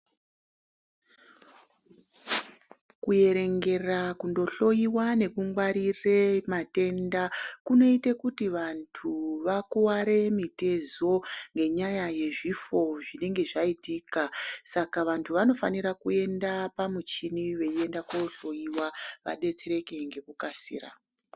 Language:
Ndau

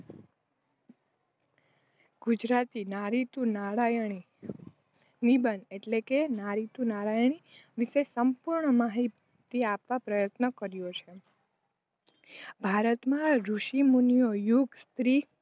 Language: Gujarati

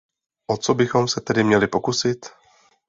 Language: Czech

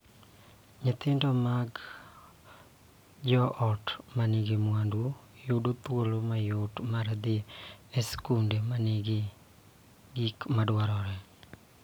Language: Luo (Kenya and Tanzania)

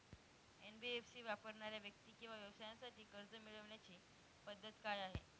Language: Marathi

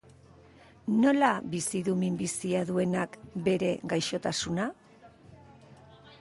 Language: Basque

